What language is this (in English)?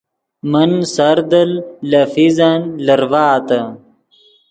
Yidgha